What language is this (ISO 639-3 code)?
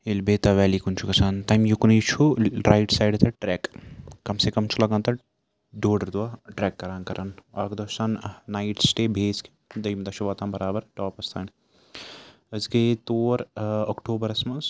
kas